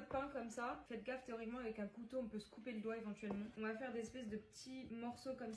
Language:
French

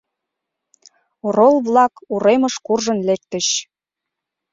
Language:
Mari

